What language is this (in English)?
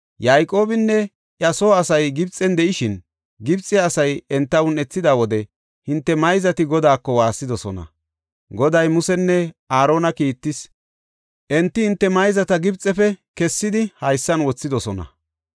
Gofa